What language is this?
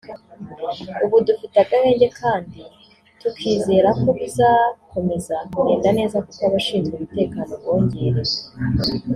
Kinyarwanda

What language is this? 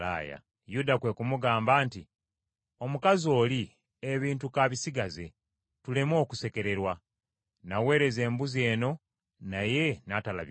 Ganda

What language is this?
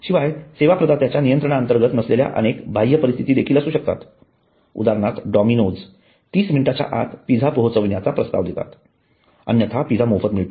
Marathi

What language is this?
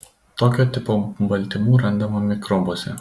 Lithuanian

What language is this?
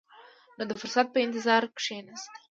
Pashto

